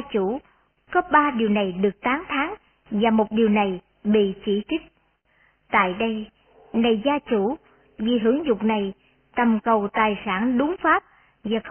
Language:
Vietnamese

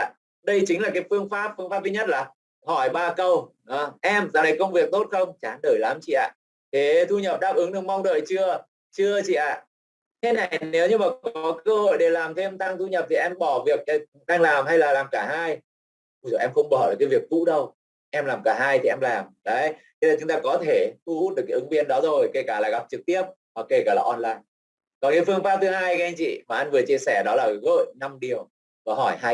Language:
Vietnamese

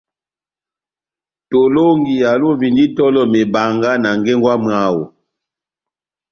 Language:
Batanga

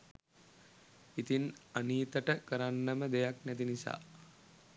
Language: Sinhala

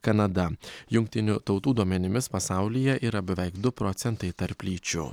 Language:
Lithuanian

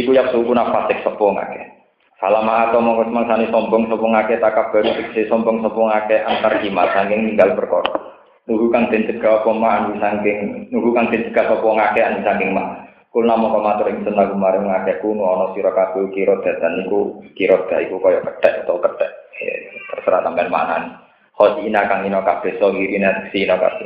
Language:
Indonesian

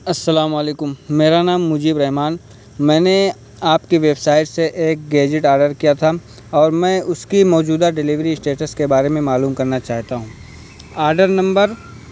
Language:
Urdu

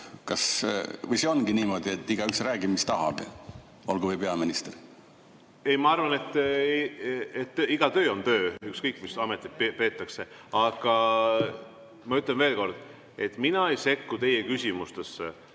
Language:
Estonian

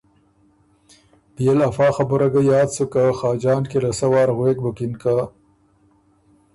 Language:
Ormuri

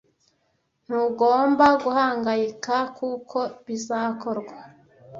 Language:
Kinyarwanda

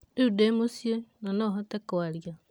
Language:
Kikuyu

